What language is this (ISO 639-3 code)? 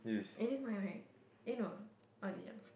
eng